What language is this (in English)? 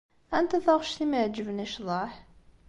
Kabyle